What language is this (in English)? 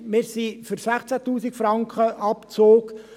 Swiss German